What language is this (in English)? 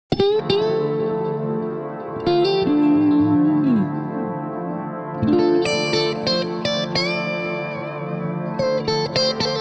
Spanish